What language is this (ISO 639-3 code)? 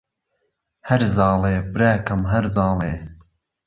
ckb